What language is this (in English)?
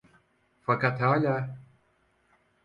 Turkish